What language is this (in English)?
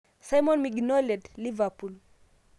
Masai